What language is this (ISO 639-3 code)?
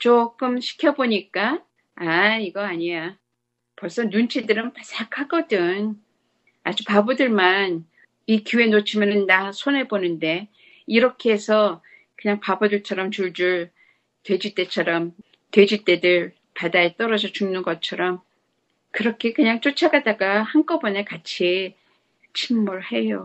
kor